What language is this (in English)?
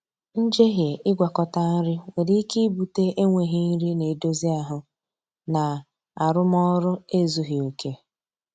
Igbo